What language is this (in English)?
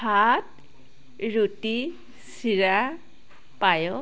Assamese